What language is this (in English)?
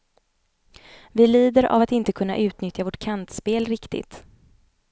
Swedish